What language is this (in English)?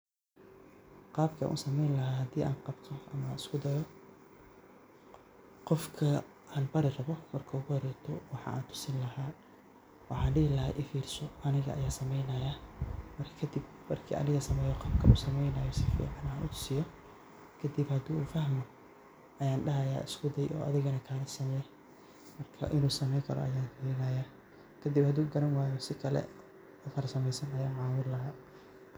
Somali